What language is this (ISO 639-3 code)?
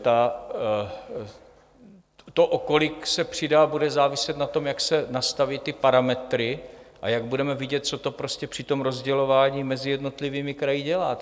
ces